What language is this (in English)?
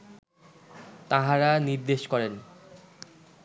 Bangla